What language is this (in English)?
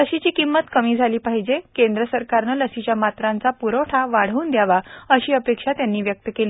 Marathi